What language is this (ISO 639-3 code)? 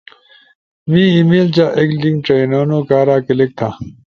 ush